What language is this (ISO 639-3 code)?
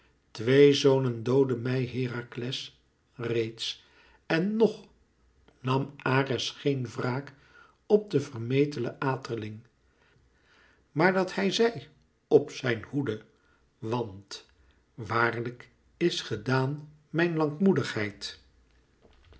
nld